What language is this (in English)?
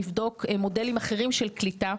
Hebrew